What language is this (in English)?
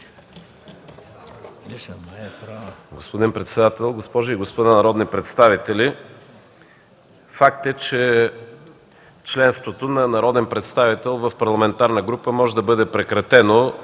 Bulgarian